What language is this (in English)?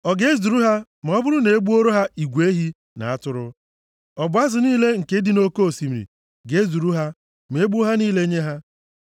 Igbo